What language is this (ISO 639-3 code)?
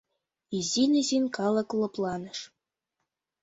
chm